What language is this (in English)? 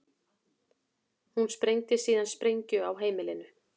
Icelandic